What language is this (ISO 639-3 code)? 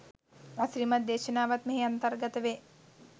sin